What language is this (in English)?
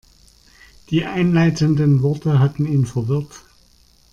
German